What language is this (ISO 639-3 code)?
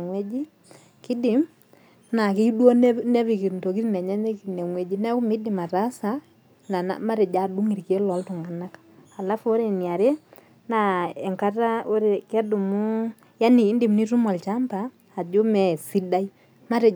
mas